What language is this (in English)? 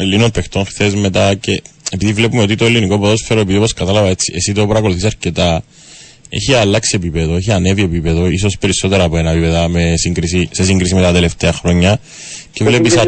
Greek